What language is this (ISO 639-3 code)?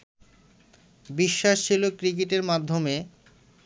ben